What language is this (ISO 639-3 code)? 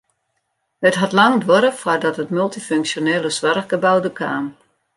fry